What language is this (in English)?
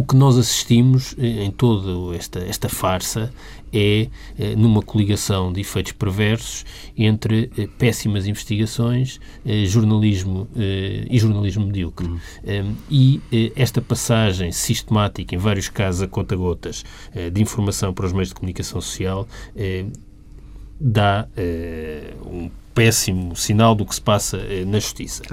Portuguese